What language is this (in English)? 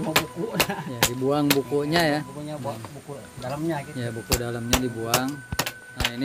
Indonesian